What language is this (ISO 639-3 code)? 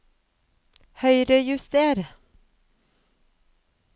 nor